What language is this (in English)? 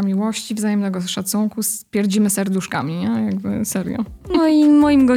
Polish